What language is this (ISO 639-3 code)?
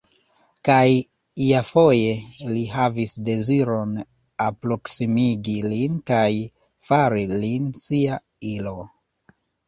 epo